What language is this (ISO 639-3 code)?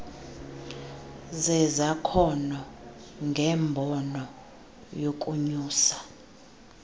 xho